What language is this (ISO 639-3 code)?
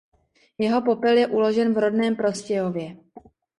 ces